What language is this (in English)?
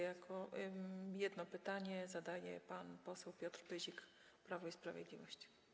Polish